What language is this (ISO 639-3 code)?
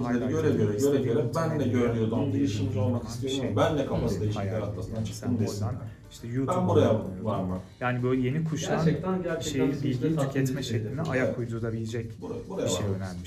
tur